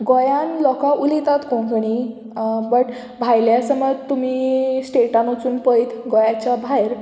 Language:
Konkani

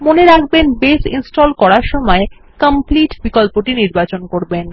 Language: Bangla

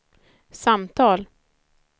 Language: Swedish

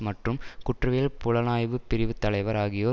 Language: Tamil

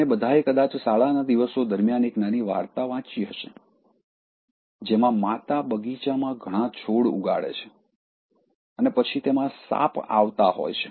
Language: Gujarati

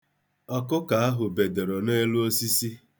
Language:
Igbo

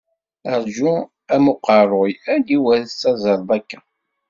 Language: Kabyle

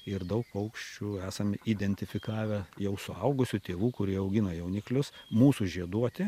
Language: Lithuanian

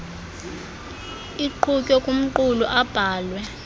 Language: Xhosa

